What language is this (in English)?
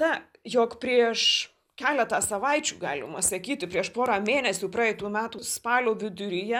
Lithuanian